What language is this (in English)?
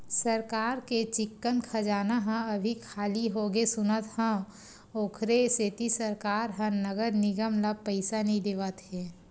Chhattisgarhi